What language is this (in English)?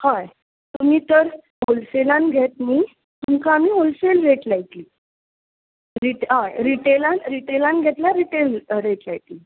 Konkani